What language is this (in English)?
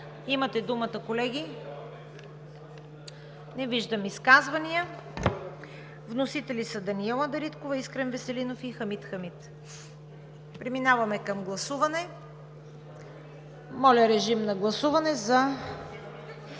Bulgarian